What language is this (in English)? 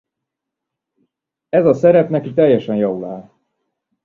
Hungarian